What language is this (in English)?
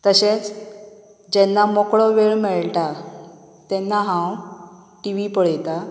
Konkani